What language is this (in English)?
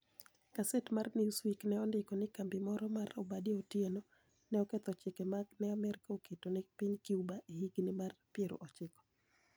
Luo (Kenya and Tanzania)